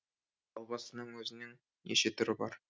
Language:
Kazakh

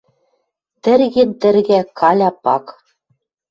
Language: Western Mari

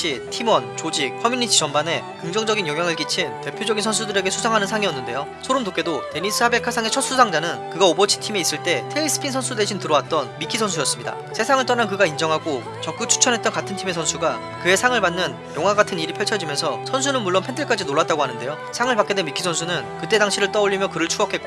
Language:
Korean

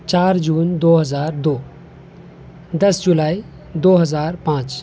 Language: Urdu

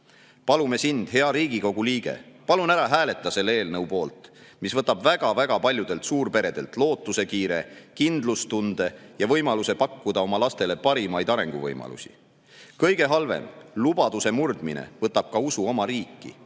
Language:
Estonian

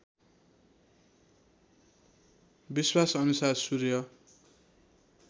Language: Nepali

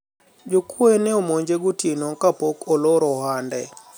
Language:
Luo (Kenya and Tanzania)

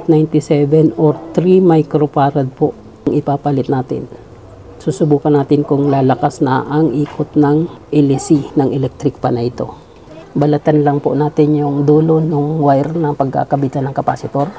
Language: Filipino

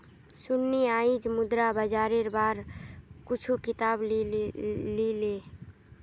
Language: Magahi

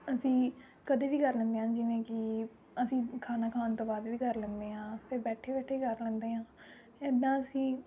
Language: Punjabi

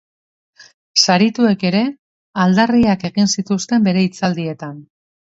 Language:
Basque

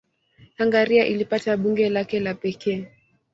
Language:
Swahili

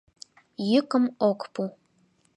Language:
Mari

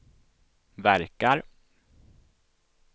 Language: Swedish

